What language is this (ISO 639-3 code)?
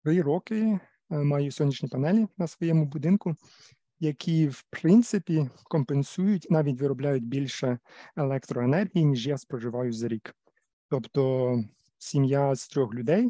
ukr